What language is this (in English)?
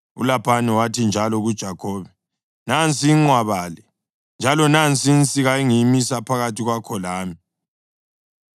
North Ndebele